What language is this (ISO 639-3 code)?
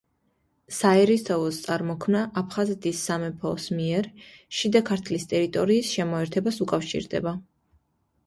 kat